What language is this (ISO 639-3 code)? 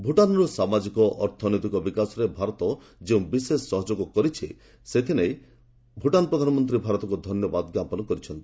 ori